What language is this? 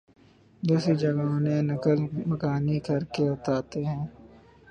Urdu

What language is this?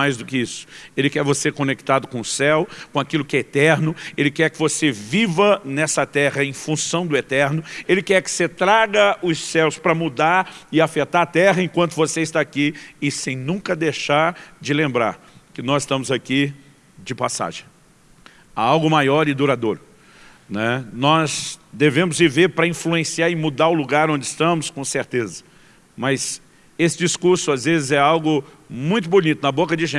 Portuguese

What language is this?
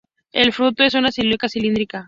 Spanish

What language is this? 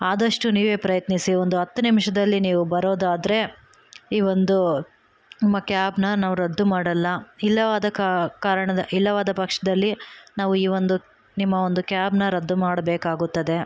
Kannada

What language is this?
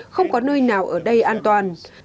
Vietnamese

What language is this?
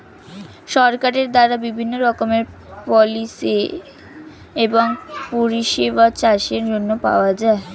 Bangla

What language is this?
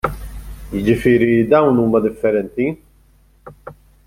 Maltese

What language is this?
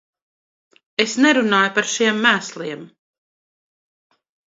Latvian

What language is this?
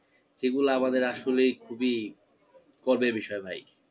Bangla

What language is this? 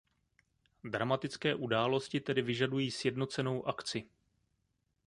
Czech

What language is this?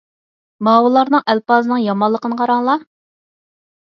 Uyghur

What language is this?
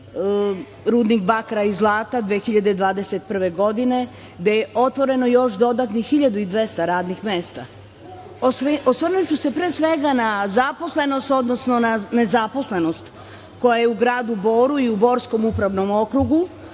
Serbian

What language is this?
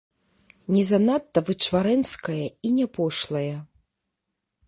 Belarusian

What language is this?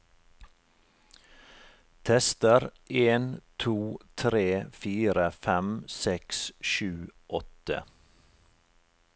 Norwegian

